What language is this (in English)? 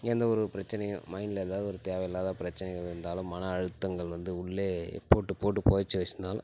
Tamil